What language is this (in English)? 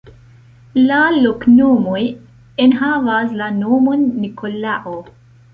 Esperanto